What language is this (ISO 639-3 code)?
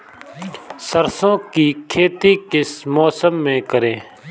hin